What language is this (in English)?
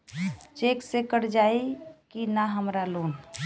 Bhojpuri